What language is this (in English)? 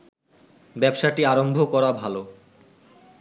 Bangla